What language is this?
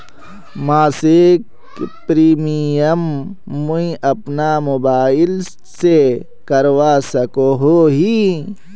Magahi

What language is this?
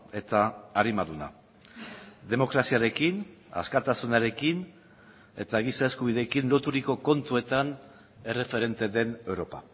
Basque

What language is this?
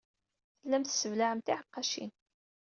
Kabyle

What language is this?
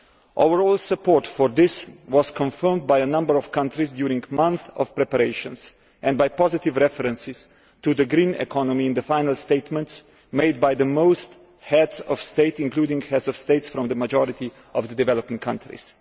English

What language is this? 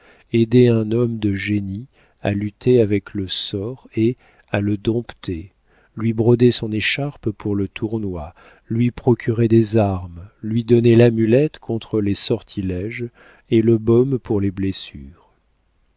French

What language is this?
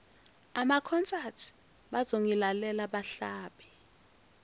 Zulu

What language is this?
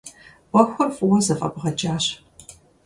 Kabardian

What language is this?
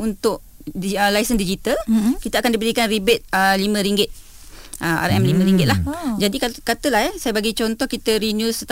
Malay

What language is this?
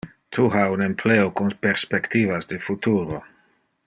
Interlingua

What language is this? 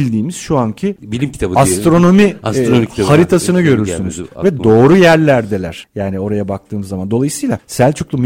Turkish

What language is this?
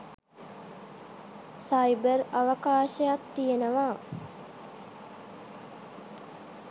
Sinhala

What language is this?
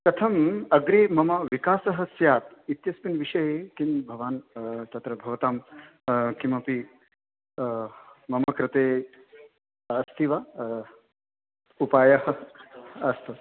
Sanskrit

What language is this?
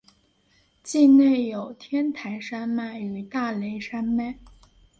Chinese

